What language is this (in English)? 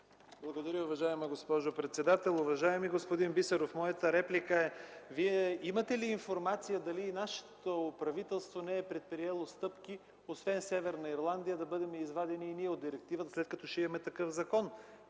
Bulgarian